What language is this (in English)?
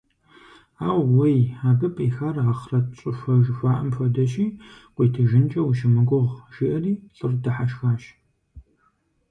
Kabardian